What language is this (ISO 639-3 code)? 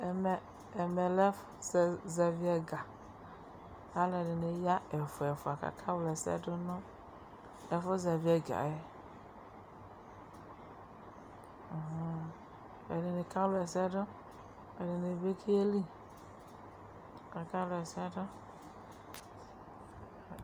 kpo